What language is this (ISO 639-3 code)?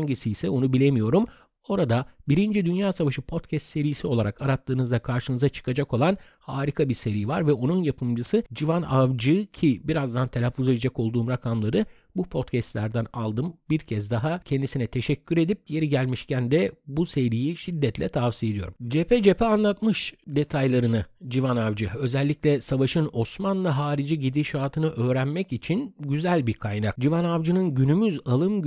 tur